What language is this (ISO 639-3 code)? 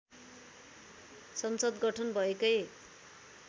nep